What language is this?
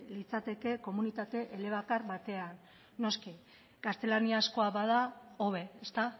Basque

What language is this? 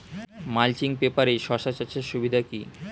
Bangla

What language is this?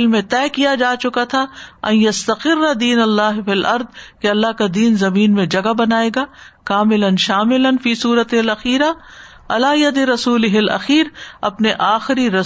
Urdu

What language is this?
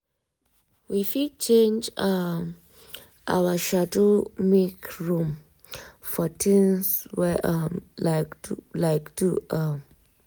Nigerian Pidgin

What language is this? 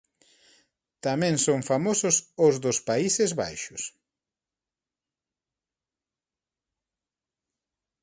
Galician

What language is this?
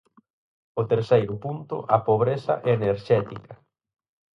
Galician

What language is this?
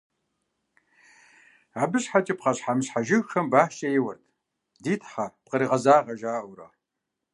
Kabardian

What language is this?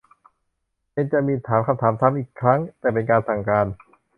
Thai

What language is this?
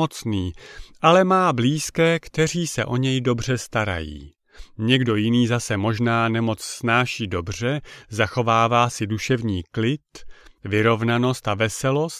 Czech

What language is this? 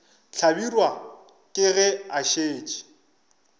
Northern Sotho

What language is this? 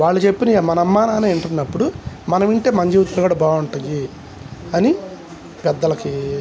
Telugu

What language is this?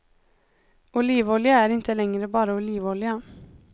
Swedish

